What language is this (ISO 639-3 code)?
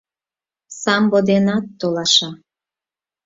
chm